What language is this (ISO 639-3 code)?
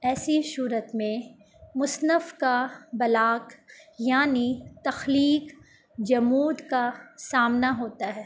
urd